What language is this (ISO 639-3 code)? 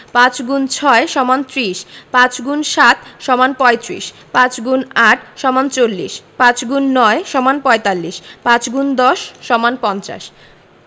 ben